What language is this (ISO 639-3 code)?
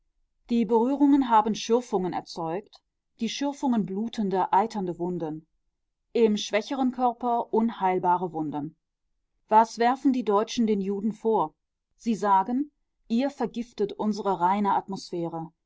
deu